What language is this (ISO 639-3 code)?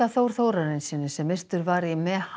isl